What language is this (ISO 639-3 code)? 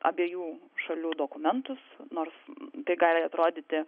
lit